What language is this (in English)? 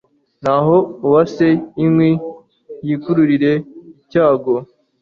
Kinyarwanda